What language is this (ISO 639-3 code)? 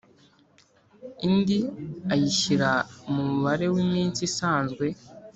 kin